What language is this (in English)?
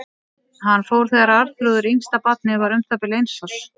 Icelandic